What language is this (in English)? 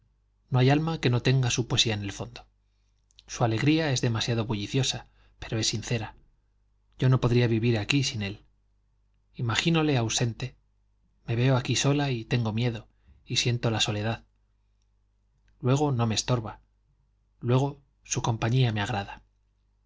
Spanish